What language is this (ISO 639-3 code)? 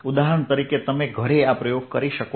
guj